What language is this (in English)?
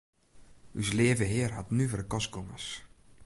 Western Frisian